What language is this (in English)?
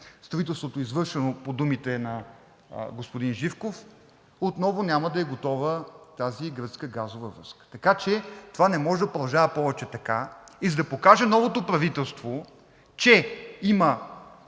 Bulgarian